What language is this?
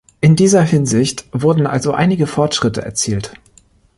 German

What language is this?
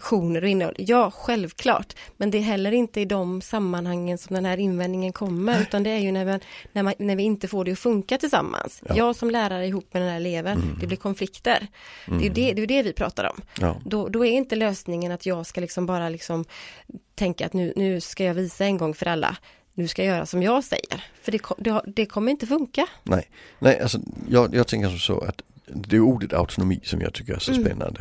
Swedish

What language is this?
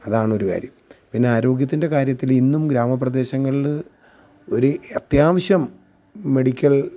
Malayalam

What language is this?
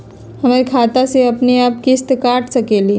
Magahi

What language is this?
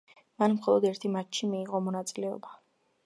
Georgian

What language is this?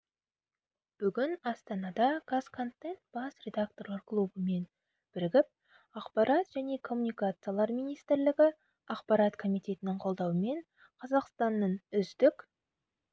Kazakh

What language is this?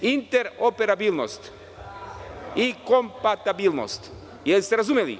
Serbian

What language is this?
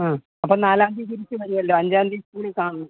Malayalam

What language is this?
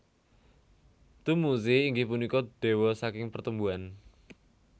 Javanese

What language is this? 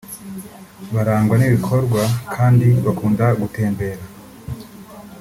Kinyarwanda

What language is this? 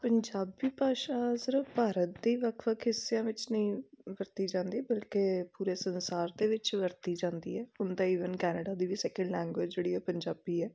Punjabi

